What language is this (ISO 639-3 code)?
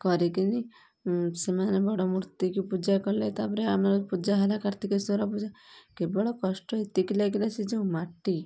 ori